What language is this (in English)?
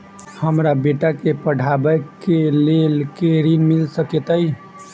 Maithili